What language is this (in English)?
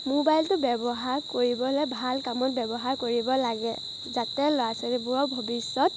Assamese